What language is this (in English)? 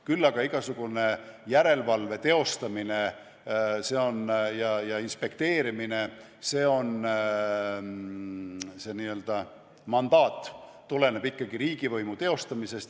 Estonian